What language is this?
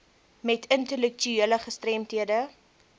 Afrikaans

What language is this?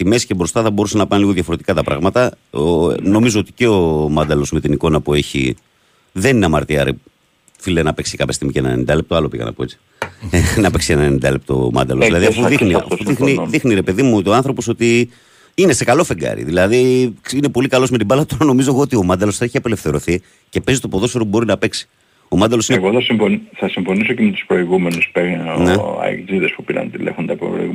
Greek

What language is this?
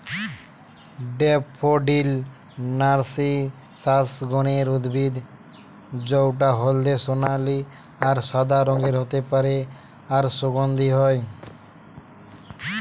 Bangla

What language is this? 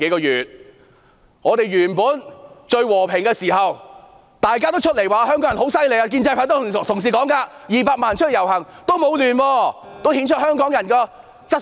Cantonese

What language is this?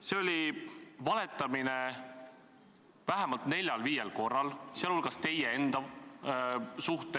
Estonian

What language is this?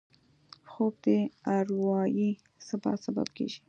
Pashto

